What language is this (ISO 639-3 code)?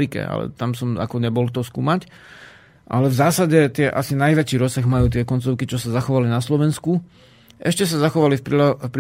slk